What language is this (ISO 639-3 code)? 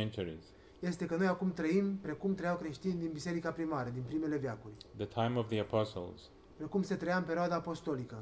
ron